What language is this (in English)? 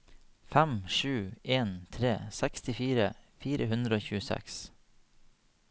Norwegian